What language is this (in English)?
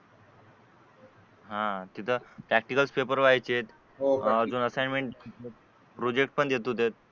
Marathi